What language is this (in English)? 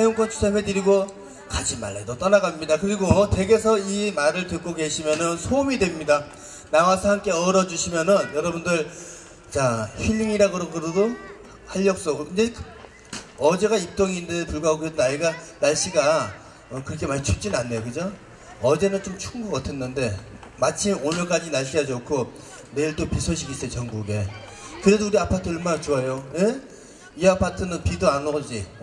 Korean